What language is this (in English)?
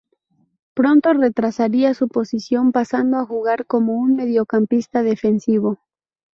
Spanish